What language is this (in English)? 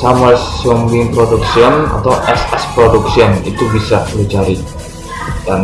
Indonesian